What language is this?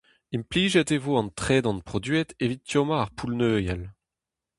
Breton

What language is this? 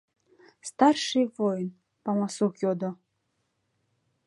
Mari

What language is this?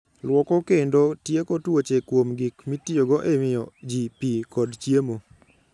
Luo (Kenya and Tanzania)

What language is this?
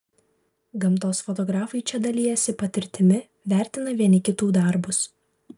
Lithuanian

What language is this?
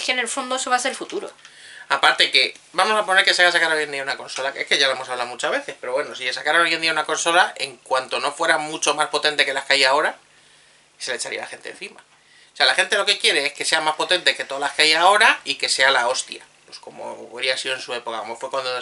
Spanish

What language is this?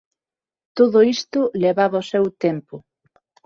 Galician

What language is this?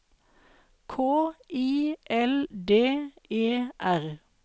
Norwegian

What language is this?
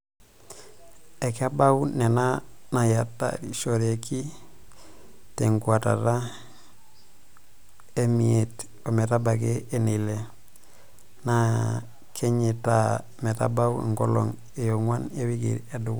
Masai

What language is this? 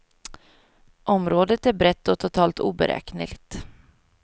Swedish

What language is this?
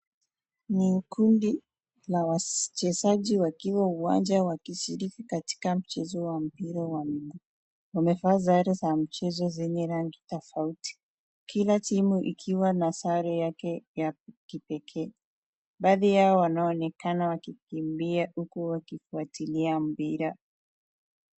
Swahili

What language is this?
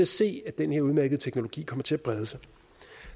Danish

